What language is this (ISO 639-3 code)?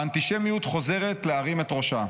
heb